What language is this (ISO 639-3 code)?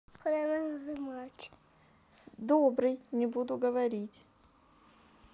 rus